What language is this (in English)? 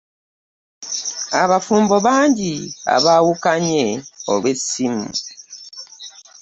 Ganda